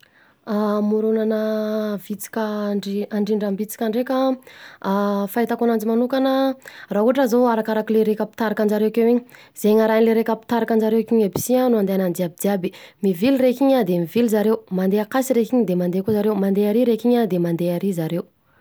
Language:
Southern Betsimisaraka Malagasy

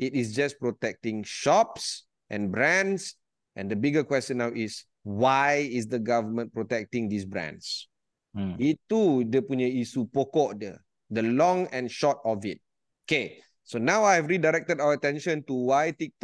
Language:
Malay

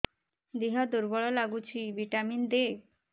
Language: Odia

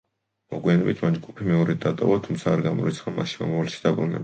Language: Georgian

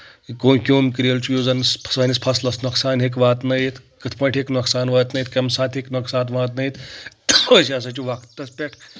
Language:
Kashmiri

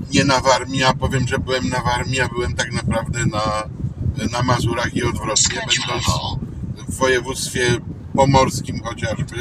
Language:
Polish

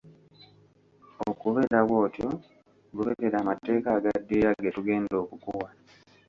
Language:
Ganda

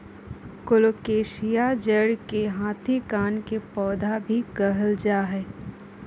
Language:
Magahi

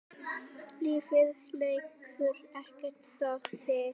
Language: Icelandic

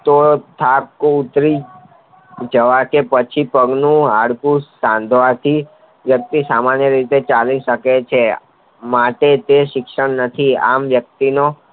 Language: Gujarati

